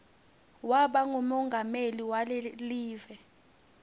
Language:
Swati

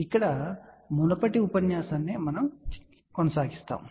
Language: Telugu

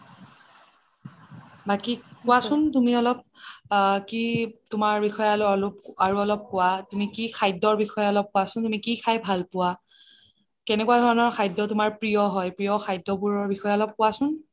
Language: Assamese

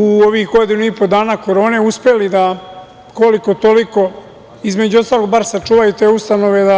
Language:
Serbian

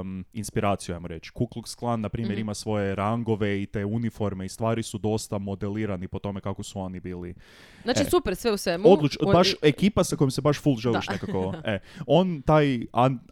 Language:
Croatian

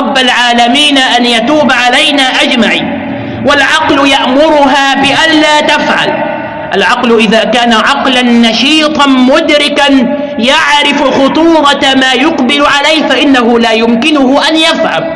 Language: Arabic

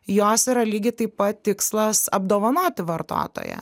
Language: Lithuanian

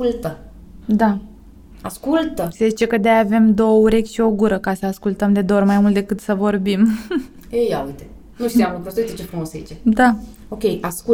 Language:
Romanian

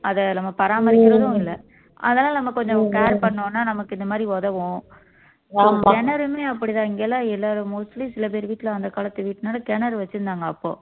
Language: Tamil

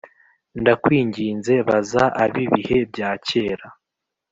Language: Kinyarwanda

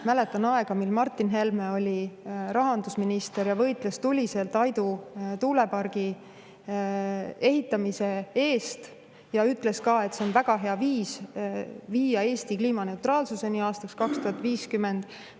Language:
Estonian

